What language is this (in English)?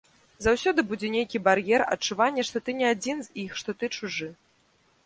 Belarusian